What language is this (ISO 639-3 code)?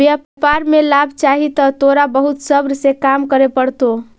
mag